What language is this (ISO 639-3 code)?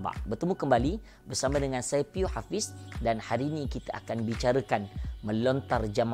msa